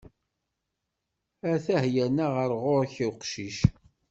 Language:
Kabyle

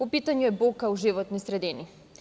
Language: Serbian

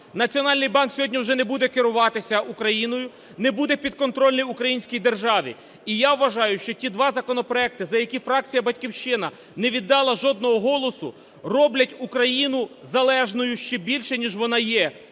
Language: Ukrainian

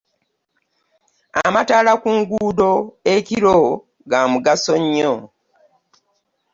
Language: Ganda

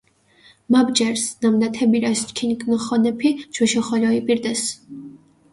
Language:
Mingrelian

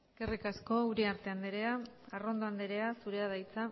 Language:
Basque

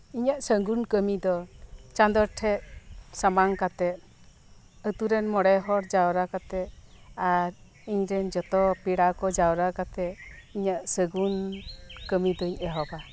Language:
Santali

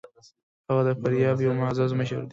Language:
Pashto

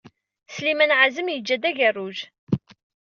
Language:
Kabyle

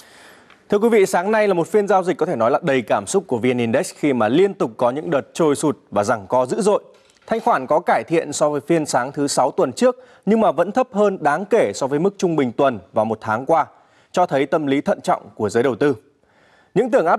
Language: Vietnamese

